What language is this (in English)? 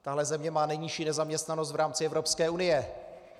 Czech